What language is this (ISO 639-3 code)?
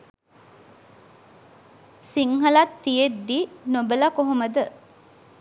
sin